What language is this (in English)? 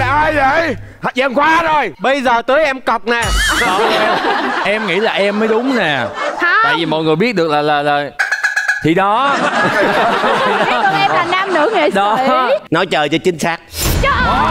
Vietnamese